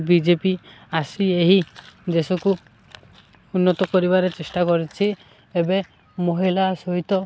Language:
Odia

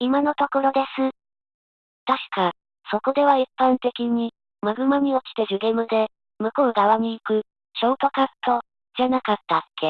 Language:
Japanese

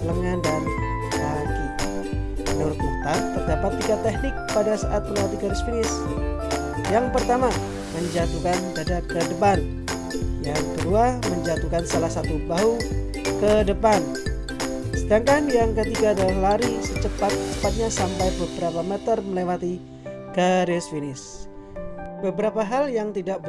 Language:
Indonesian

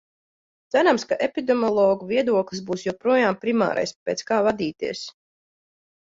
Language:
Latvian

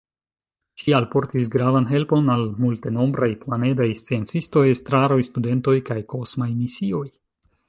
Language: Esperanto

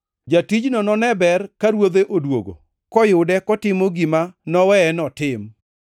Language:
Luo (Kenya and Tanzania)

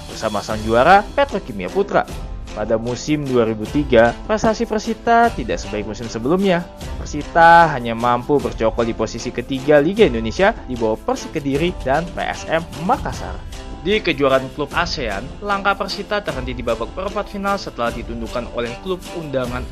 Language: Indonesian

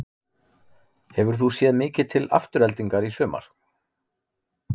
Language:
Icelandic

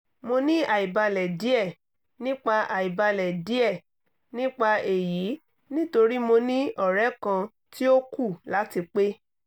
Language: Yoruba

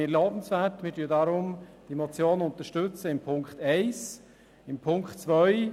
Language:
Swiss German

